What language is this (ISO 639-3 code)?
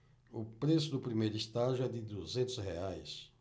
por